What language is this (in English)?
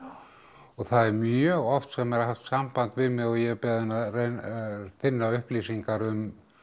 Icelandic